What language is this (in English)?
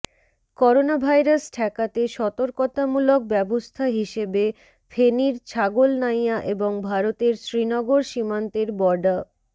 Bangla